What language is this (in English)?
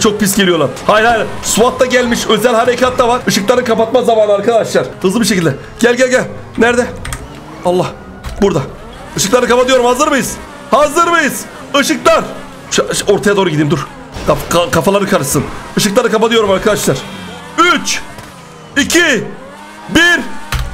Turkish